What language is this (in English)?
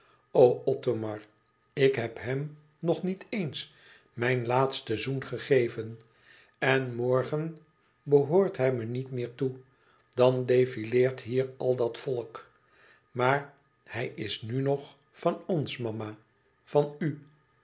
Dutch